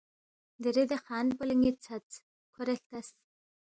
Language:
Balti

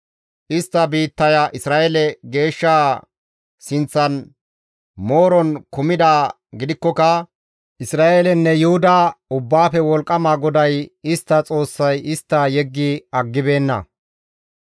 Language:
Gamo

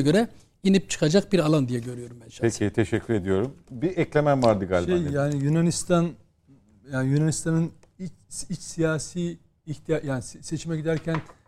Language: Turkish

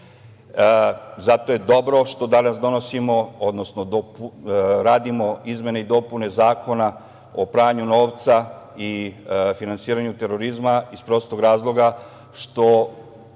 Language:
Serbian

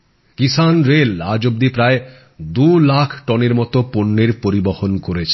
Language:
Bangla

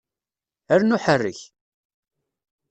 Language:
Kabyle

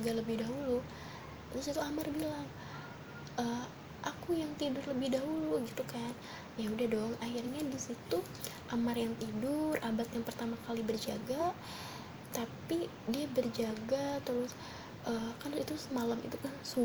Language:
Indonesian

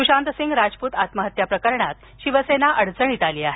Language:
Marathi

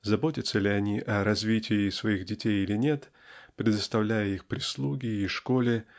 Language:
Russian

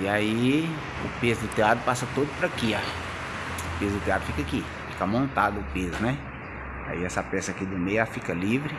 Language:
Portuguese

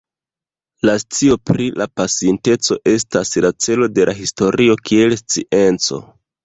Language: Esperanto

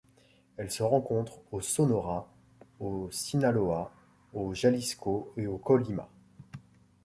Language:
French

